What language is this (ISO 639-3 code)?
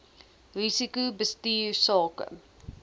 afr